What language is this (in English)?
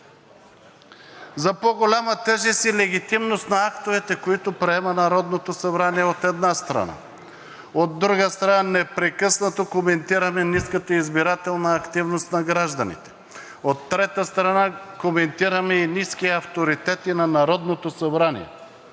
Bulgarian